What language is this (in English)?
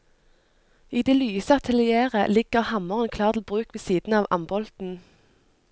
Norwegian